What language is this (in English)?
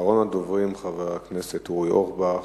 Hebrew